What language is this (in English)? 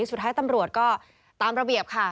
Thai